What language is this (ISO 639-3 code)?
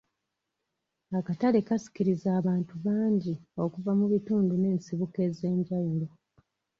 lug